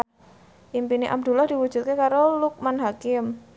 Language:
Javanese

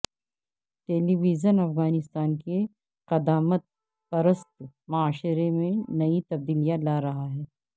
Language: Urdu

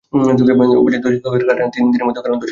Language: Bangla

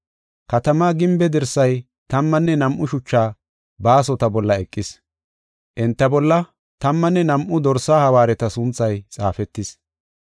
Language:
Gofa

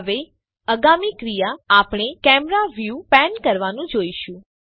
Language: Gujarati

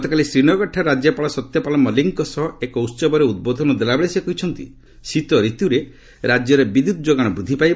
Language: Odia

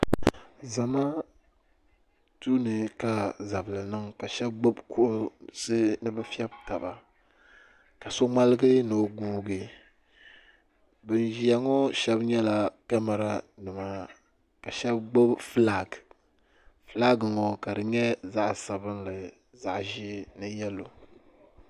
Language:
Dagbani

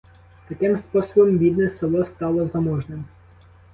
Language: Ukrainian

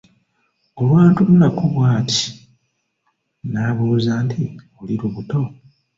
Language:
Ganda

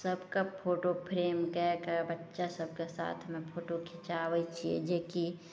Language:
Maithili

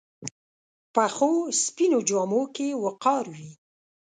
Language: Pashto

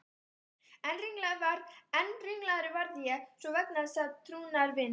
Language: Icelandic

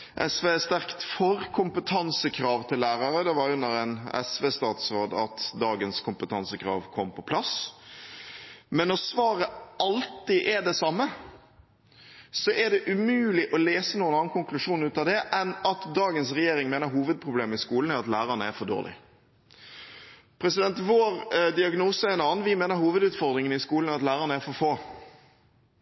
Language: Norwegian Bokmål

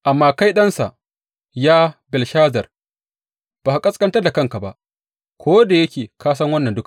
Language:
Hausa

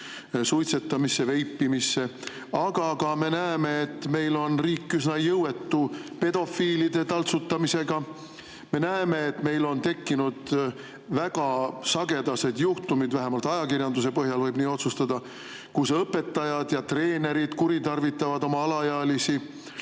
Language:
Estonian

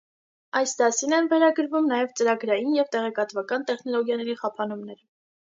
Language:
Armenian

